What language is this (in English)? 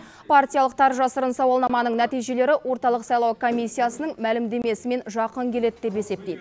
Kazakh